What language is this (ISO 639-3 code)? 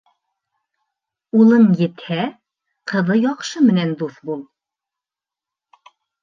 bak